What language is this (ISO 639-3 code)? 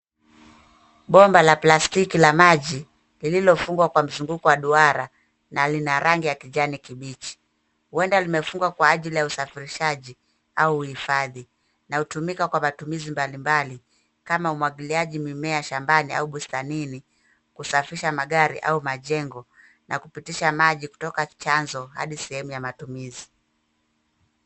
swa